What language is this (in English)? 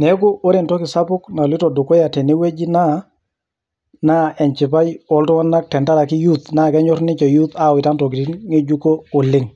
Masai